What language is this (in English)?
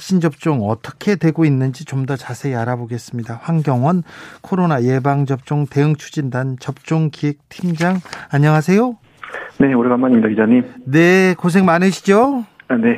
Korean